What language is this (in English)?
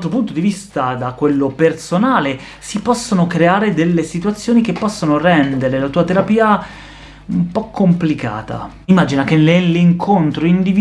Italian